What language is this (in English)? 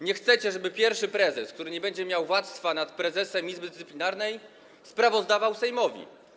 Polish